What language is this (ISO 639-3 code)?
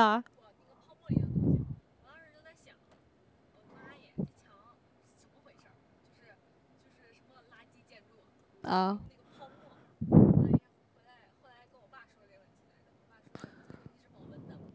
zho